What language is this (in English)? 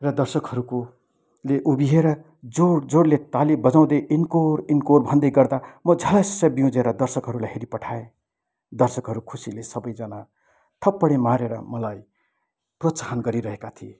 Nepali